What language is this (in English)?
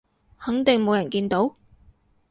Cantonese